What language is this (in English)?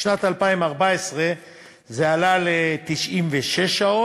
Hebrew